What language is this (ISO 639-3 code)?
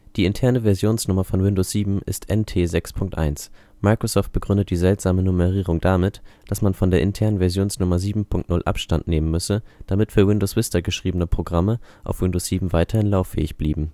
deu